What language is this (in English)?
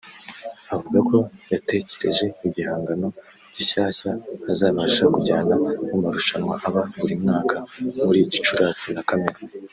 Kinyarwanda